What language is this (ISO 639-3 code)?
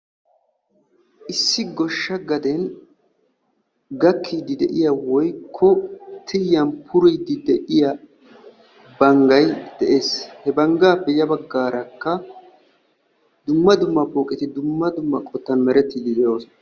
wal